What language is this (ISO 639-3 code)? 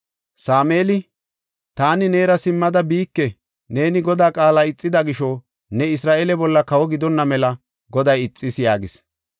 gof